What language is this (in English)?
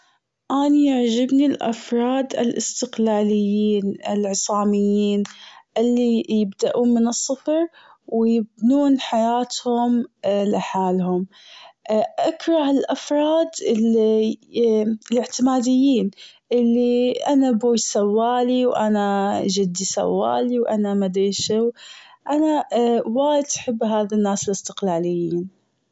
Gulf Arabic